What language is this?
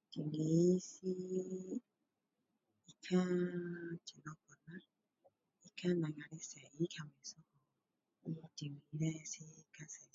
Min Dong Chinese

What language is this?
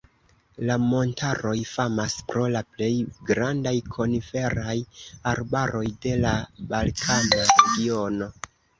Esperanto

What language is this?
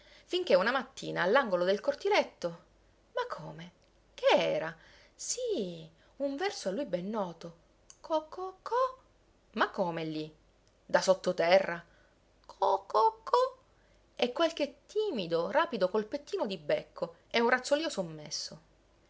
Italian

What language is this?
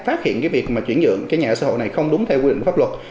Vietnamese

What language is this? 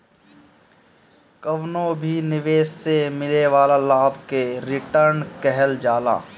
Bhojpuri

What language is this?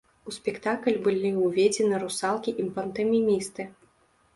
Belarusian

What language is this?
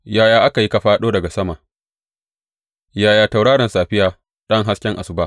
Hausa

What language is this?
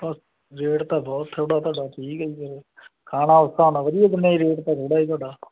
Punjabi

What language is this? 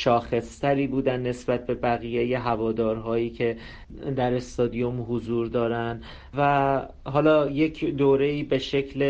Persian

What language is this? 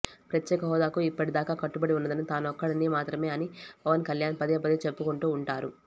Telugu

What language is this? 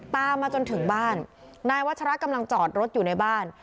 Thai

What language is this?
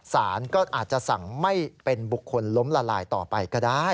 Thai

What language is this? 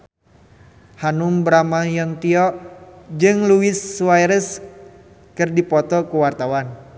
Sundanese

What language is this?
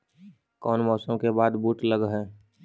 Magahi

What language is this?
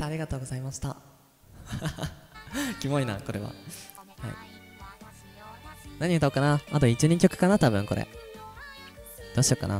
Japanese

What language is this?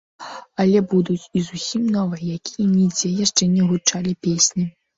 Belarusian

